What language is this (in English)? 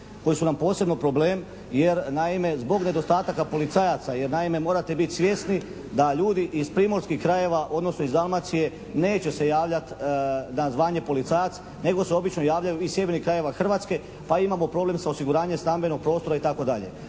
Croatian